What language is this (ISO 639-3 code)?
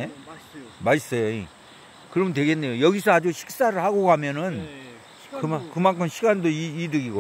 kor